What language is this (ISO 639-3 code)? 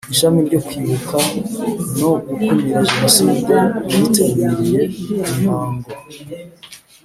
kin